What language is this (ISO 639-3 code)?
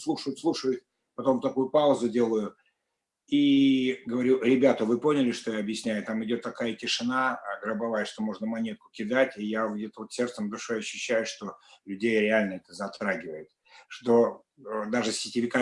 rus